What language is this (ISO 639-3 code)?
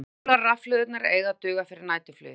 isl